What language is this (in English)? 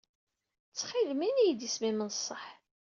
Kabyle